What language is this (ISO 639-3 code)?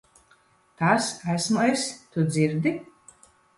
lav